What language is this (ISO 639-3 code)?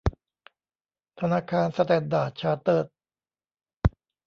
tha